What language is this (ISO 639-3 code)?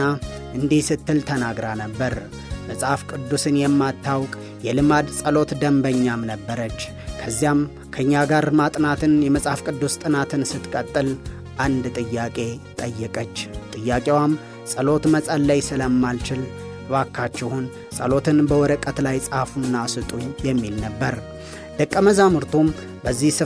amh